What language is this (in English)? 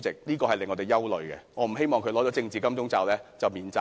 Cantonese